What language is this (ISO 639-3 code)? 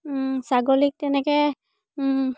asm